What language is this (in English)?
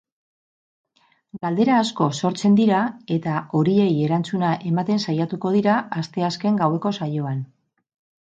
Basque